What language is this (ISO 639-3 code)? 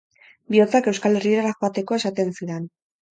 eus